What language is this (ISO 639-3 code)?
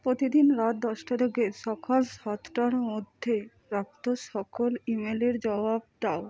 ben